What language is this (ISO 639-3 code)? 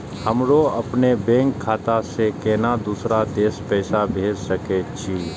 mai